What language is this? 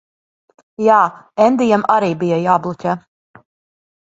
Latvian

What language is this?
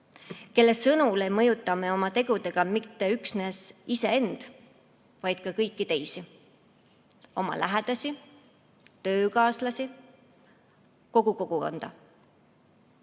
Estonian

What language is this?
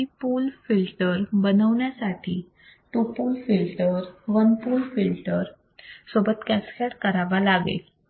Marathi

